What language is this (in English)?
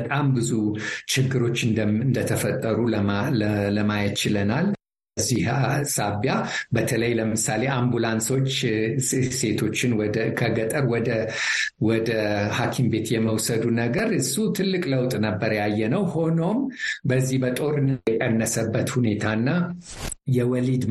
Amharic